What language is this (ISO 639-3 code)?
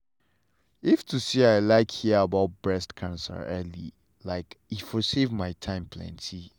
pcm